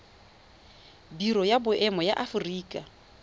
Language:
Tswana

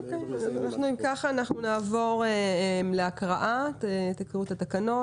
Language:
Hebrew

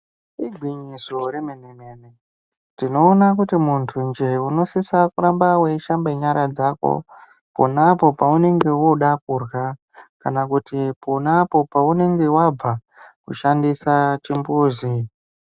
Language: Ndau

